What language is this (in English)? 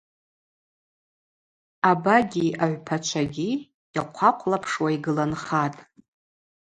Abaza